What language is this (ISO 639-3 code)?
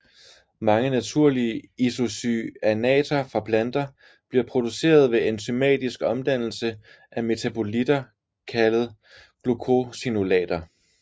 dan